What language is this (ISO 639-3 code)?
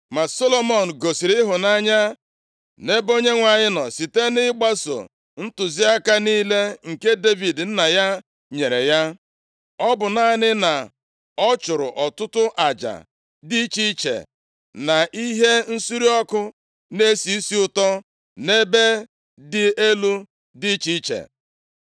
ibo